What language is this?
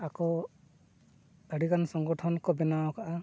Santali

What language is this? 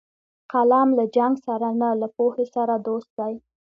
Pashto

